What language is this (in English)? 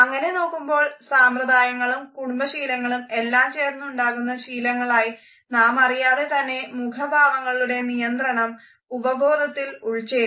Malayalam